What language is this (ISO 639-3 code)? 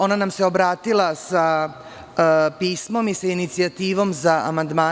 srp